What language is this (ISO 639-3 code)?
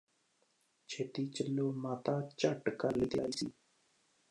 pan